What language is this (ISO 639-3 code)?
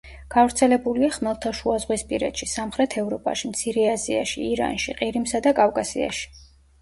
kat